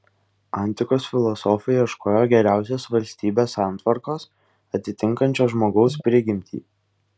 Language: Lithuanian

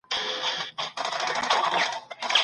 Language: Pashto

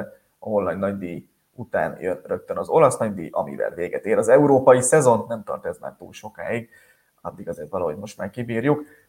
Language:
Hungarian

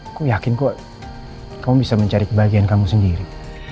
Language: Indonesian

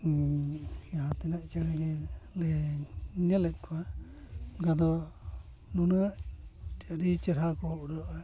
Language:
Santali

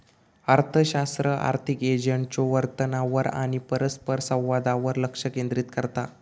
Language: Marathi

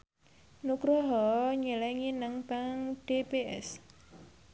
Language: Javanese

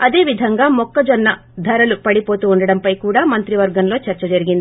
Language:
Telugu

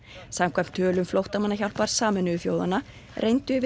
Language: Icelandic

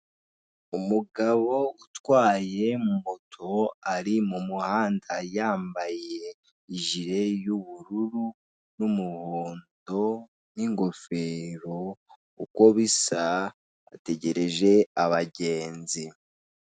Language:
Kinyarwanda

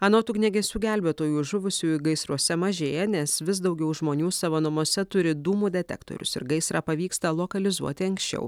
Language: Lithuanian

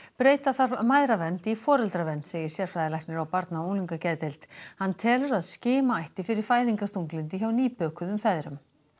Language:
Icelandic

